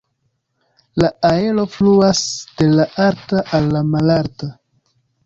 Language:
Esperanto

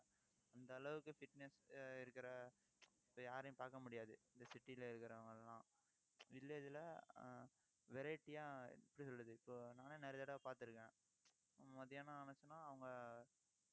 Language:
Tamil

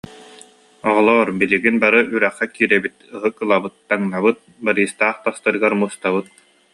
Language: Yakut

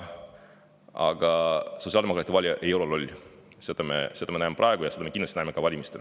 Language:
Estonian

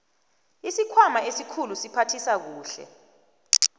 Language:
South Ndebele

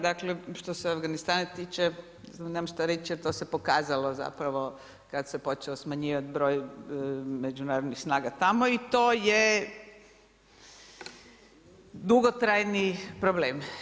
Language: Croatian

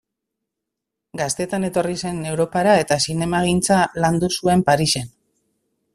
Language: Basque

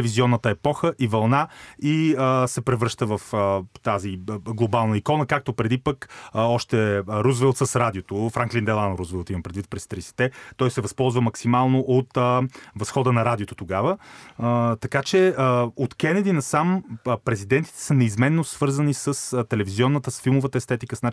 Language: Bulgarian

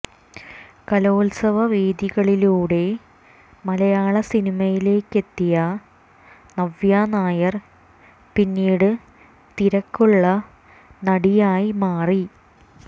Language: Malayalam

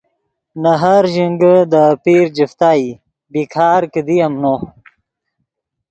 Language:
Yidgha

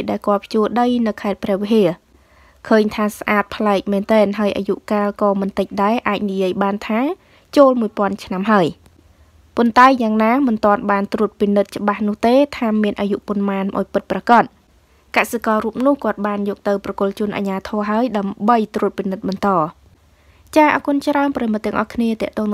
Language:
Thai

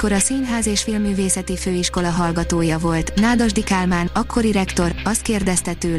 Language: Hungarian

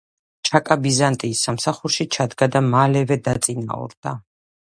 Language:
Georgian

